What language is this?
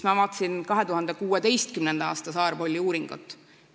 Estonian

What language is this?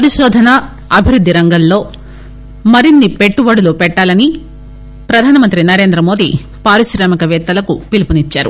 Telugu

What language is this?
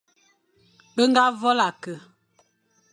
Fang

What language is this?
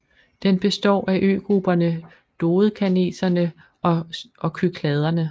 Danish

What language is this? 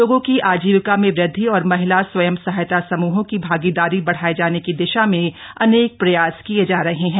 Hindi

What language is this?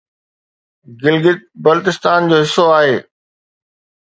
Sindhi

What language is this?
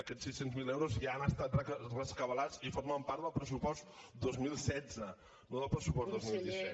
Catalan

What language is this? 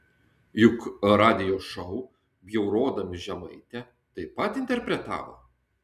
Lithuanian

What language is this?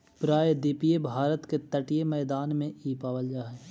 Magahi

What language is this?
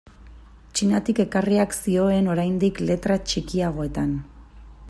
Basque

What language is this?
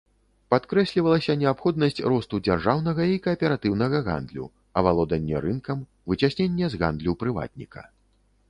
Belarusian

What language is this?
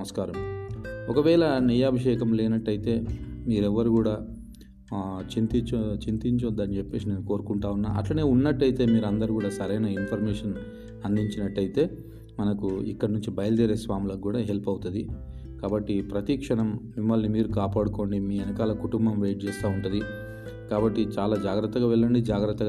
Telugu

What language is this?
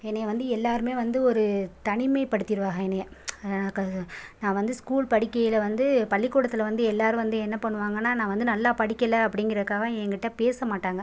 Tamil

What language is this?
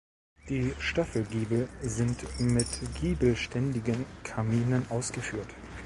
German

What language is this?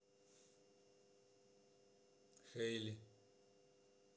Russian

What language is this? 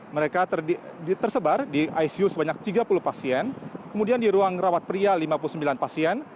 Indonesian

